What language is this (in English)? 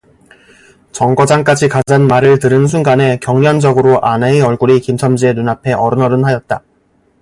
Korean